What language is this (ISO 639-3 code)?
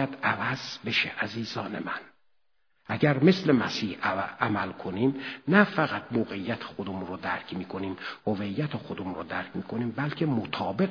fas